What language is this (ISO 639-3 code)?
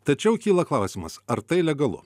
lit